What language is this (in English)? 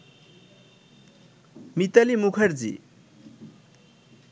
Bangla